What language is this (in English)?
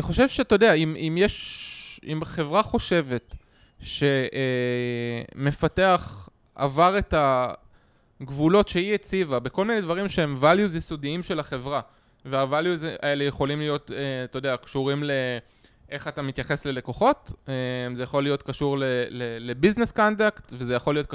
Hebrew